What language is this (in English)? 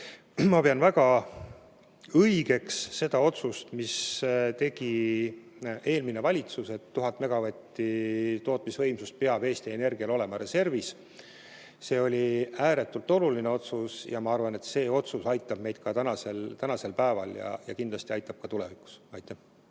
Estonian